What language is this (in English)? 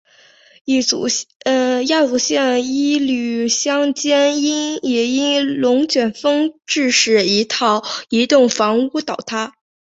Chinese